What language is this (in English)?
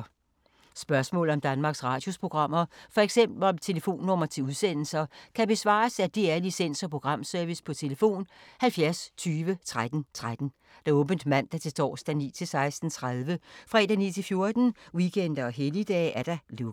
Danish